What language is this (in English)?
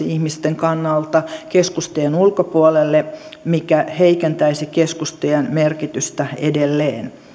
Finnish